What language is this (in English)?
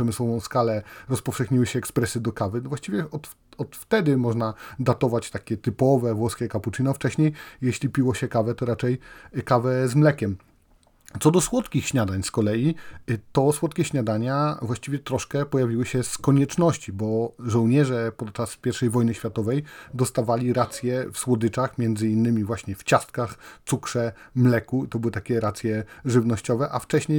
Polish